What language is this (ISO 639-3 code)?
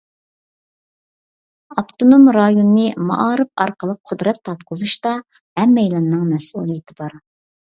uig